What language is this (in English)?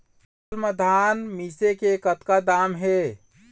Chhattisgarhi